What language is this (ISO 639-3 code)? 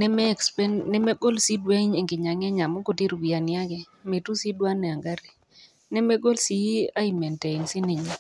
mas